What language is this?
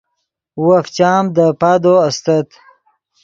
Yidgha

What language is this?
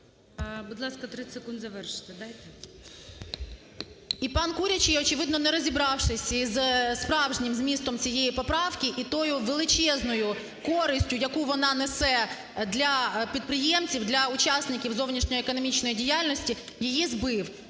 Ukrainian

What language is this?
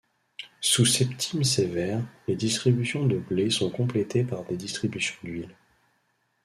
French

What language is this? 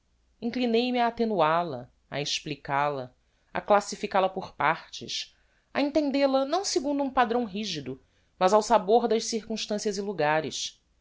Portuguese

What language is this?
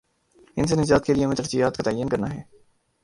Urdu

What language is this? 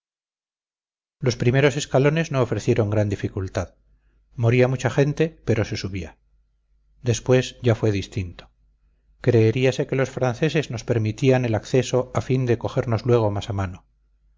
Spanish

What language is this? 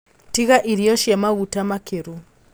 Kikuyu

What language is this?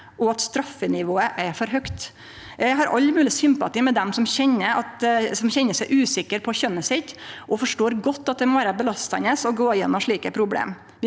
Norwegian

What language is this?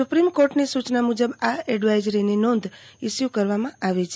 Gujarati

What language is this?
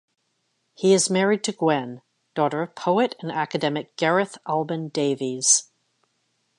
English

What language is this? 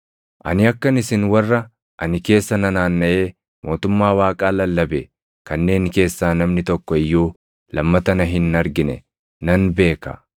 Oromo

